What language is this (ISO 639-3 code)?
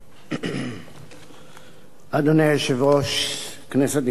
heb